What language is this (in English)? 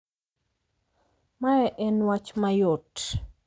Luo (Kenya and Tanzania)